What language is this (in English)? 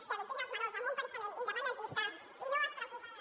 Catalan